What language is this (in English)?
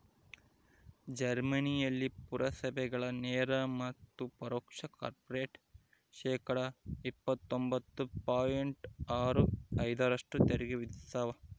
Kannada